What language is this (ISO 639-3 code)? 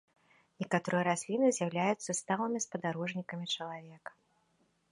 bel